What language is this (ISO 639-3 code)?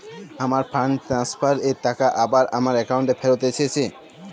ben